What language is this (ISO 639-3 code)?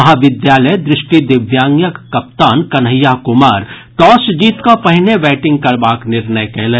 mai